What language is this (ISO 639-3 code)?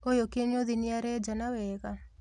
kik